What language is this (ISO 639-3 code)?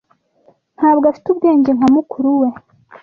kin